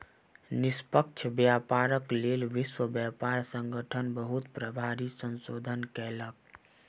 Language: Maithili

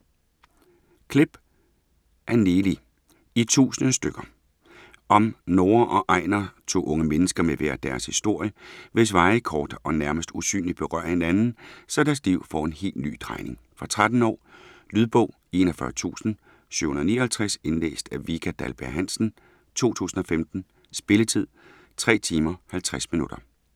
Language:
Danish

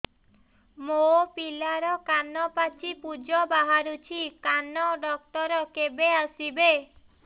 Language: Odia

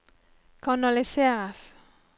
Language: Norwegian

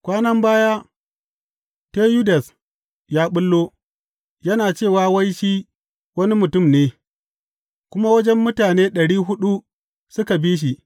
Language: Hausa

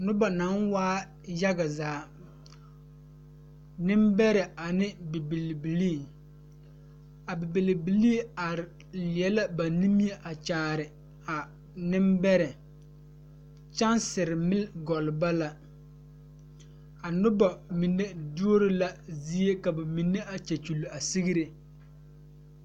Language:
Southern Dagaare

